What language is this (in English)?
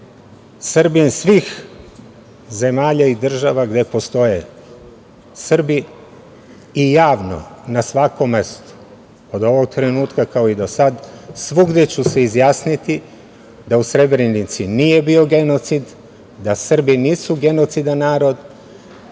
Serbian